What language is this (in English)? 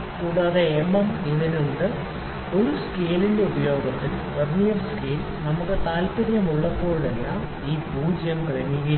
Malayalam